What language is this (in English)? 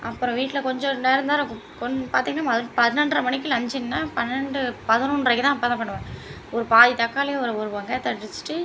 Tamil